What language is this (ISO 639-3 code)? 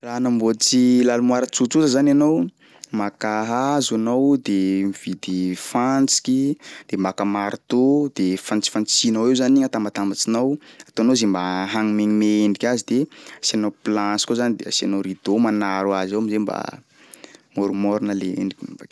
skg